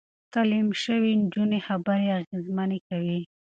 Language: Pashto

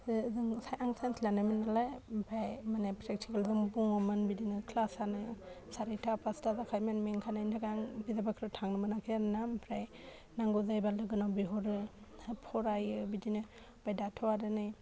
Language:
Bodo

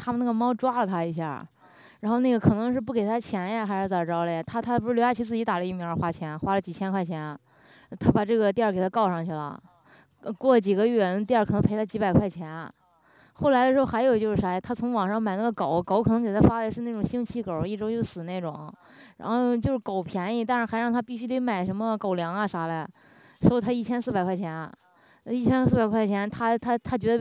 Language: Chinese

